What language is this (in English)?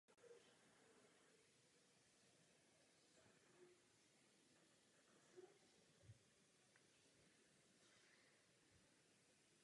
Czech